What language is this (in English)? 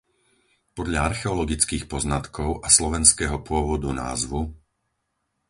Slovak